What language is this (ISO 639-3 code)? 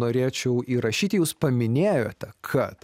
lit